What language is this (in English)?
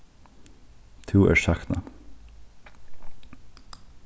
Faroese